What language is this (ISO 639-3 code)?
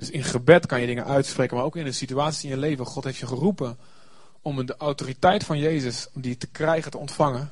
nld